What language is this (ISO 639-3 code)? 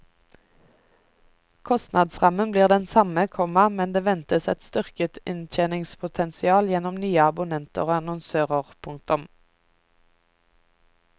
nor